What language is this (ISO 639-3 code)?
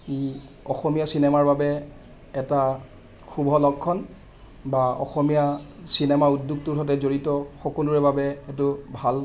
asm